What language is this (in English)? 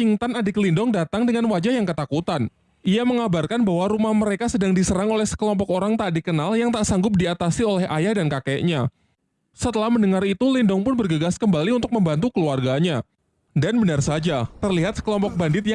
Indonesian